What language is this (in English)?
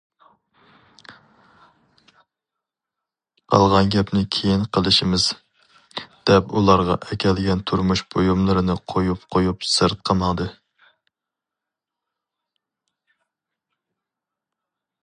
Uyghur